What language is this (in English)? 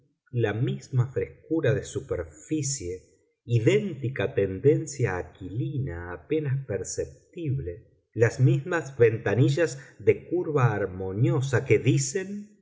Spanish